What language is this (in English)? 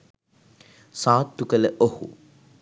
Sinhala